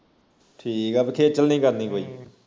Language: Punjabi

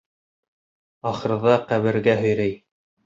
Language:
Bashkir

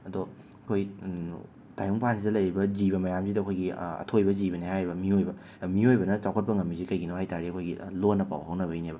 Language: Manipuri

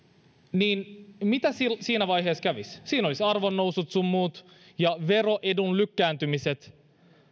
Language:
Finnish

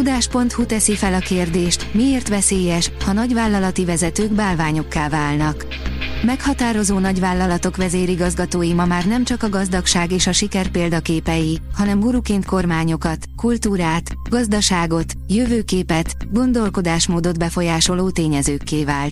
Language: Hungarian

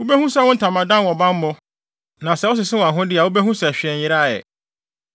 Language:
Akan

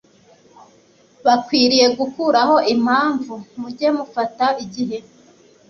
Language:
Kinyarwanda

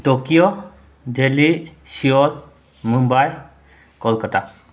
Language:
Manipuri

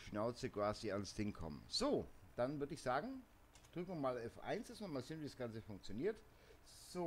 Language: German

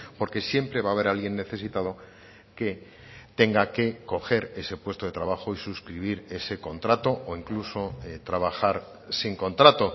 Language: Spanish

